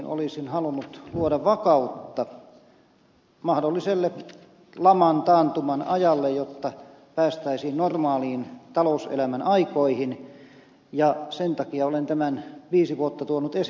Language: Finnish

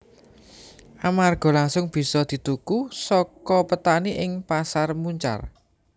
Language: Javanese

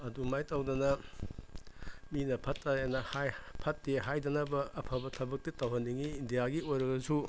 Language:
Manipuri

